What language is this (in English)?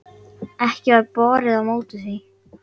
Icelandic